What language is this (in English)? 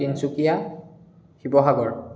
Assamese